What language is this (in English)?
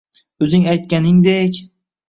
Uzbek